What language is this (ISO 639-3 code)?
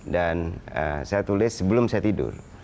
ind